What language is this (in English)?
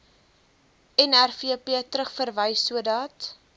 Afrikaans